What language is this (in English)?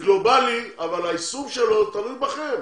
Hebrew